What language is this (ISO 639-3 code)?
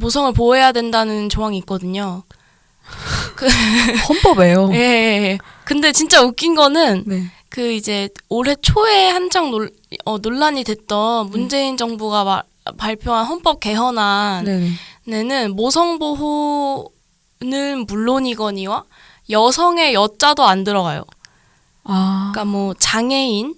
kor